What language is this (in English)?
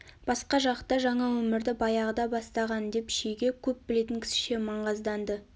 Kazakh